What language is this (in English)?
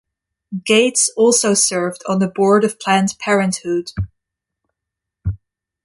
English